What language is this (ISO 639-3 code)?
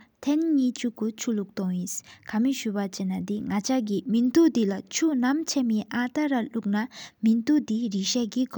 sip